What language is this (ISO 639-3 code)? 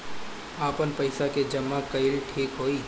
bho